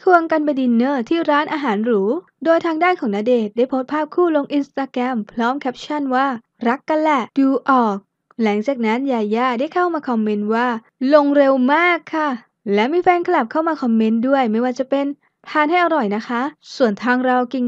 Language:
Thai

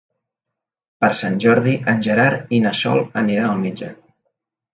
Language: Catalan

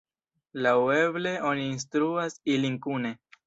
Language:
Esperanto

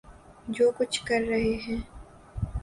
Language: Urdu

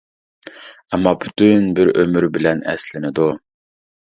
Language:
Uyghur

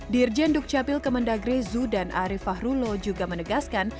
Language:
Indonesian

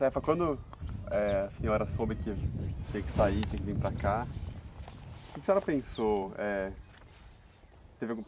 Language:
Portuguese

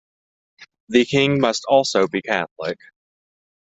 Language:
English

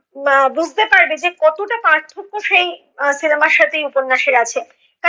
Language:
Bangla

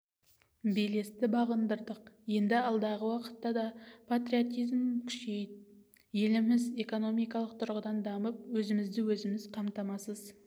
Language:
Kazakh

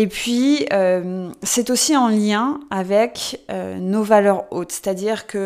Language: French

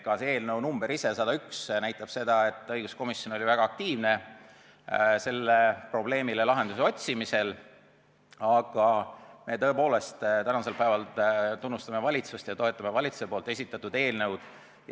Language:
Estonian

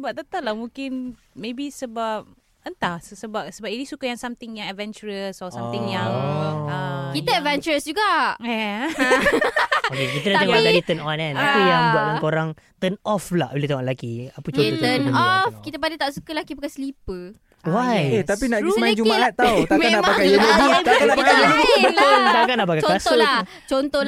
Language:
Malay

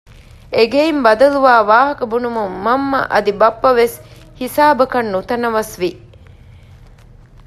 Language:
Divehi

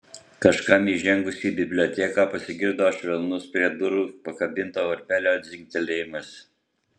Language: Lithuanian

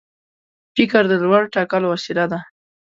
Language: Pashto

